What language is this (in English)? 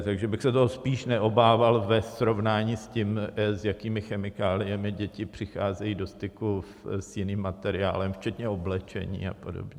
Czech